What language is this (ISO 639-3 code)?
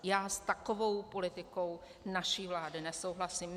ces